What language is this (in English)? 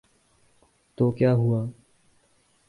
Urdu